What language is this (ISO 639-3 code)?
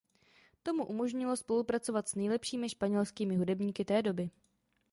ces